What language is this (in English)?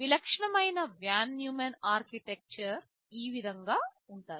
Telugu